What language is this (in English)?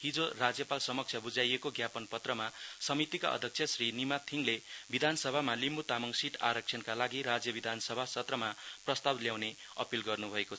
Nepali